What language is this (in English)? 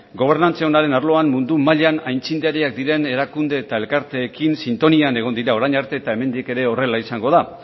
Basque